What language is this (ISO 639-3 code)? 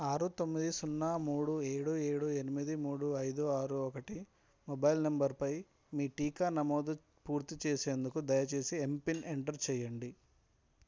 tel